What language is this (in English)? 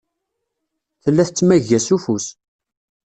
Kabyle